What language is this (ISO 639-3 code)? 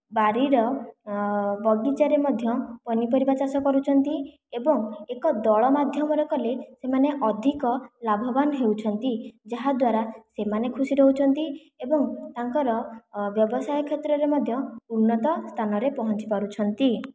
ori